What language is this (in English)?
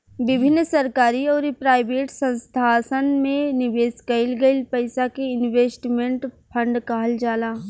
Bhojpuri